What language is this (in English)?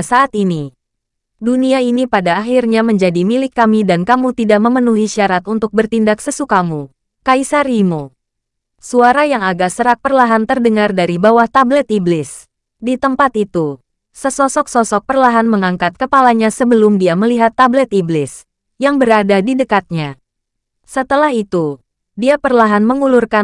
Indonesian